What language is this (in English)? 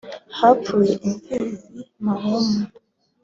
Kinyarwanda